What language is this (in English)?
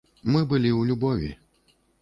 Belarusian